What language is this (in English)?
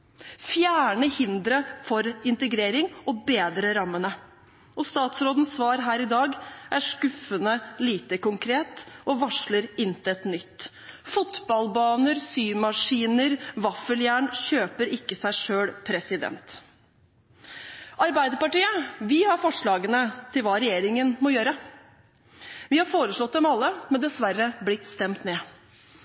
Norwegian Bokmål